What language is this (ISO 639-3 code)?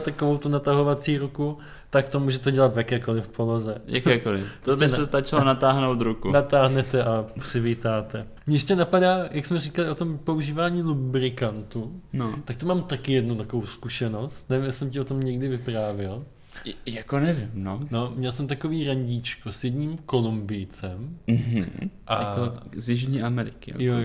ces